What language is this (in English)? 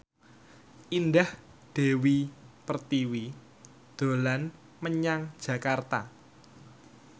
Javanese